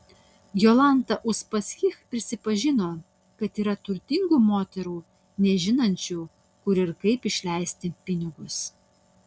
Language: Lithuanian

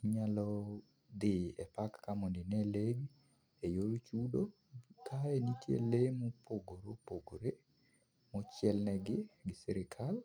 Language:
Luo (Kenya and Tanzania)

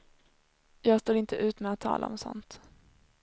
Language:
Swedish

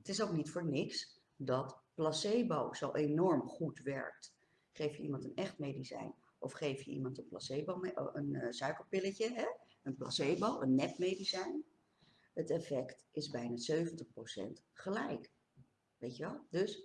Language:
Dutch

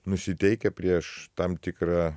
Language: Lithuanian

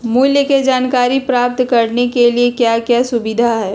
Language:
Magahi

